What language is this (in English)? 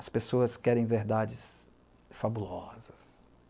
Portuguese